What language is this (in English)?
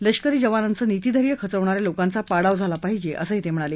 Marathi